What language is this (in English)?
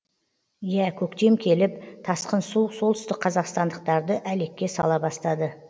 Kazakh